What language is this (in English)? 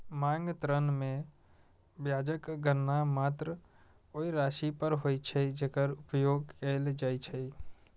Maithili